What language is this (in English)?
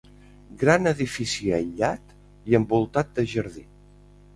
Catalan